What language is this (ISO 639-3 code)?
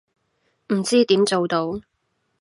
yue